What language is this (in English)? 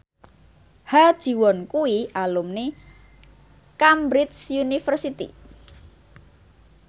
Javanese